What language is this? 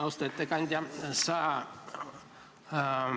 Estonian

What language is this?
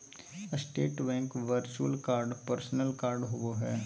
Magahi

